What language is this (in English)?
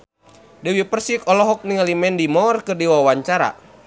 Sundanese